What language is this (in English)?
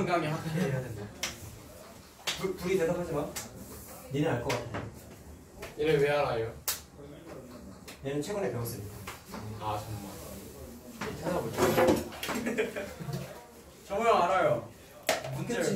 Korean